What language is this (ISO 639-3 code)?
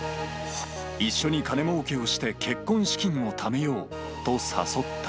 jpn